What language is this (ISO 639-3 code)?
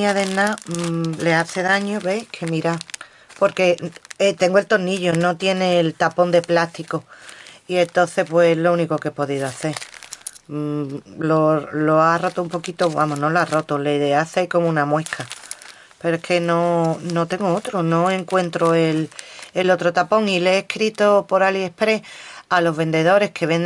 spa